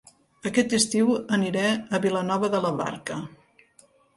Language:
Catalan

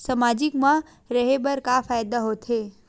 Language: Chhattisgarhi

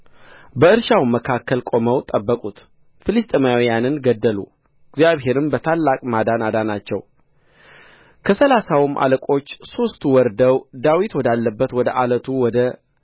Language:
Amharic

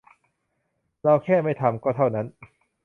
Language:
Thai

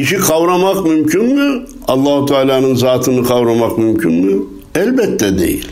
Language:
Turkish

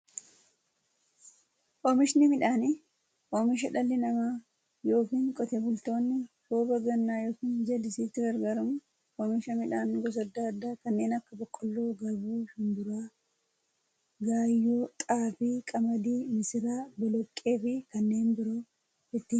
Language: Oromo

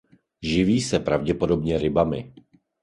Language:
Czech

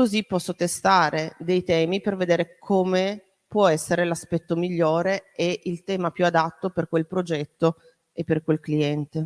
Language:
Italian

